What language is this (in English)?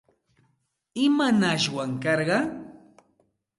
Santa Ana de Tusi Pasco Quechua